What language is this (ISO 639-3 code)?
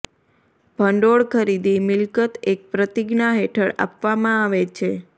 guj